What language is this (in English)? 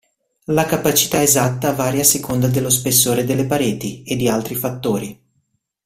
Italian